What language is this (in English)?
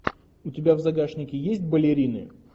Russian